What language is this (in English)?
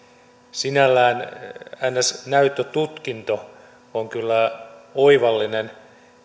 Finnish